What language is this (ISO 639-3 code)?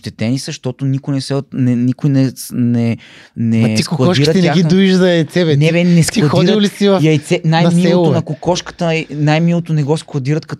bul